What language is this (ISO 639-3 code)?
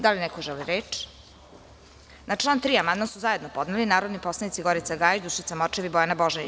srp